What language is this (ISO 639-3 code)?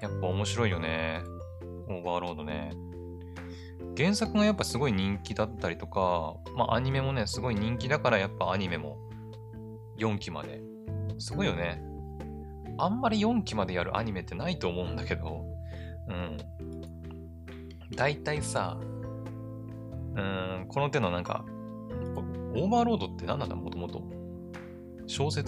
jpn